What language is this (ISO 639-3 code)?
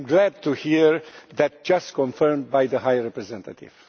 eng